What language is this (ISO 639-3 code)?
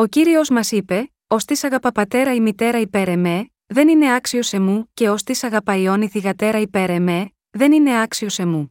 ell